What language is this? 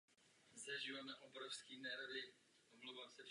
Czech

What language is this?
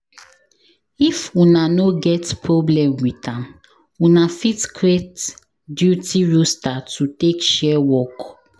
Nigerian Pidgin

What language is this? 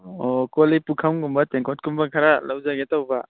Manipuri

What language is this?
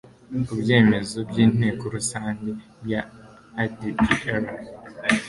Kinyarwanda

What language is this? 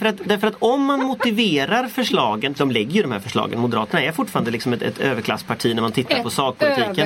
Swedish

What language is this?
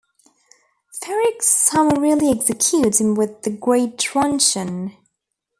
English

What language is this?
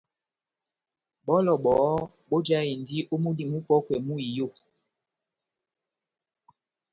Batanga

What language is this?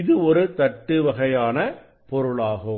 Tamil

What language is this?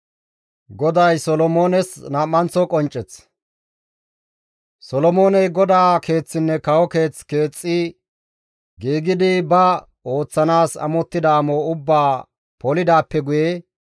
Gamo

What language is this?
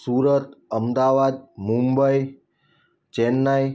Gujarati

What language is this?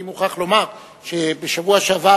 Hebrew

